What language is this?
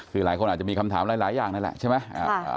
Thai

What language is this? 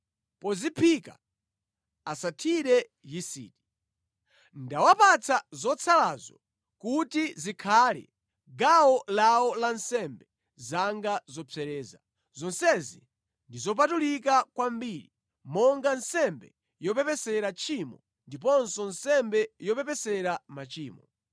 Nyanja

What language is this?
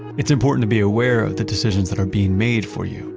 English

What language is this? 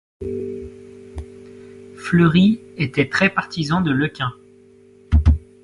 French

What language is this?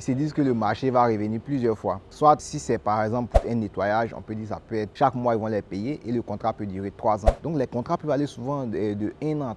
French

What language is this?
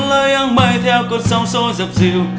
Vietnamese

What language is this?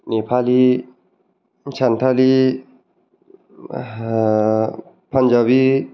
Bodo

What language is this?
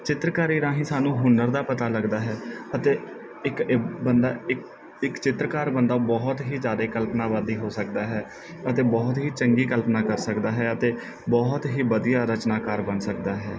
Punjabi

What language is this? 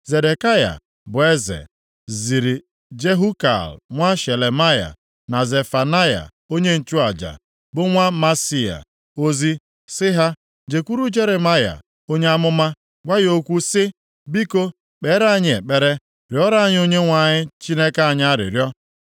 Igbo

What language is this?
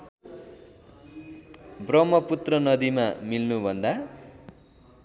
Nepali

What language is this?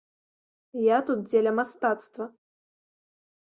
Belarusian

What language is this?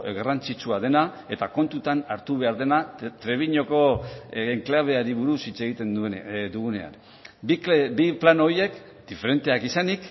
Basque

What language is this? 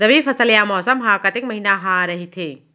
Chhattisgarhi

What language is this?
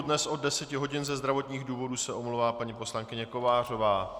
Czech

